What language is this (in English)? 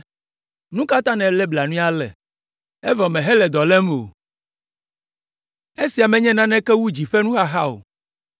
Ewe